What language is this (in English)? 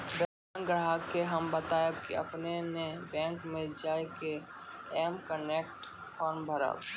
Maithili